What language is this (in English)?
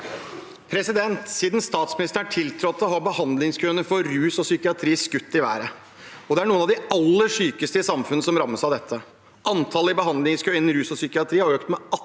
Norwegian